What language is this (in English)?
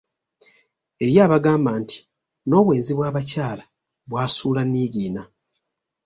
Ganda